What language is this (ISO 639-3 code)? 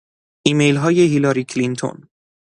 fas